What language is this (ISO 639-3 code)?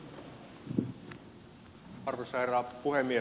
fin